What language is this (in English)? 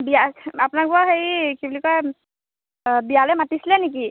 Assamese